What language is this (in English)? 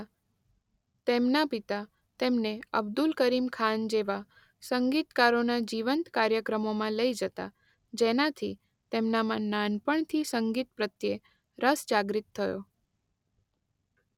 Gujarati